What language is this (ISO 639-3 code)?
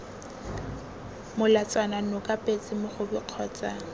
tsn